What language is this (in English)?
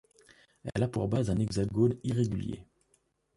French